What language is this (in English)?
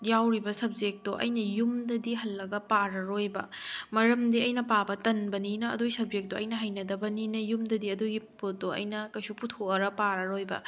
Manipuri